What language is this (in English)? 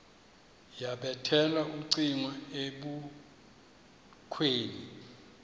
Xhosa